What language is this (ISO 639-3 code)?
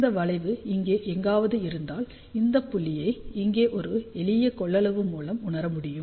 tam